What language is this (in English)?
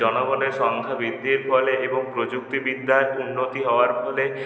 Bangla